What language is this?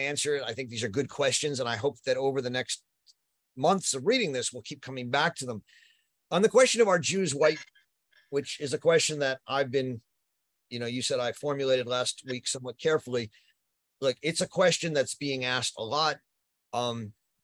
English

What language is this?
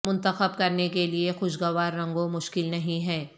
Urdu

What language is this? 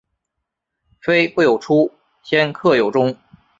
Chinese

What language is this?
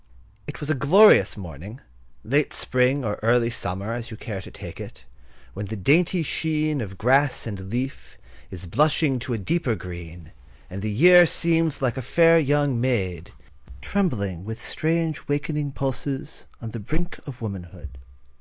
English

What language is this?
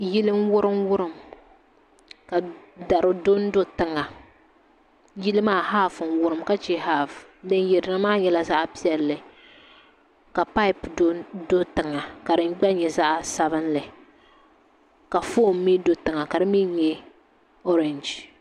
Dagbani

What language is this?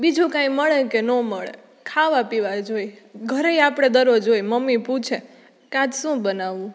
Gujarati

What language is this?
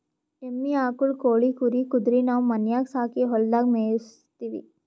Kannada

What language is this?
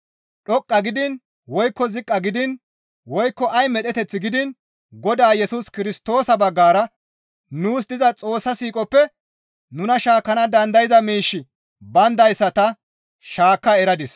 Gamo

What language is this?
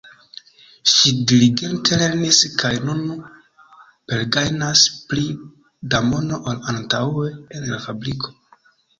Esperanto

